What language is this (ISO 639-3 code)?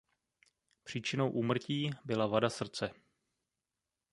ces